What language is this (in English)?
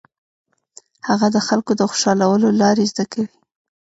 Pashto